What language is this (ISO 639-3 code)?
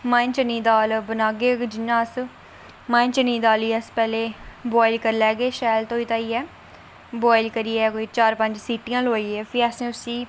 doi